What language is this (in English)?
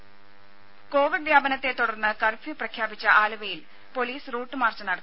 Malayalam